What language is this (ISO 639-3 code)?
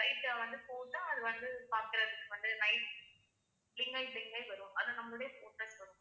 tam